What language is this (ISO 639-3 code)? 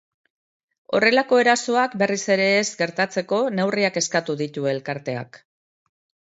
eus